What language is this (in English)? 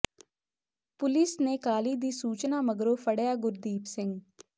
Punjabi